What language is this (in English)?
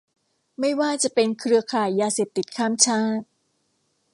Thai